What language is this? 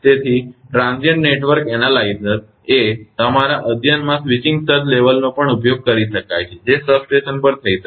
Gujarati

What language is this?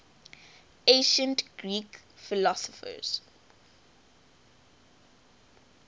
English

